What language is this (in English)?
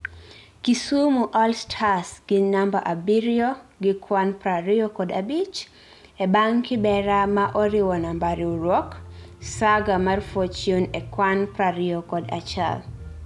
Luo (Kenya and Tanzania)